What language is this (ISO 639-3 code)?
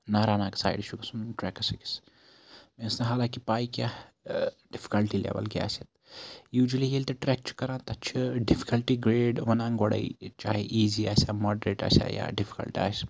kas